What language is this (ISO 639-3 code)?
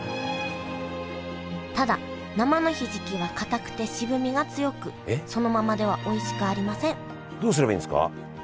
jpn